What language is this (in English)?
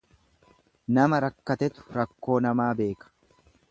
Oromo